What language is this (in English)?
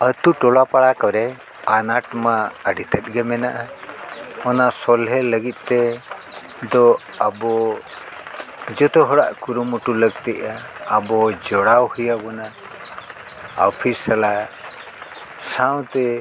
Santali